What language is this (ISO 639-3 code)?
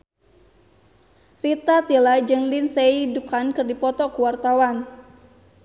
sun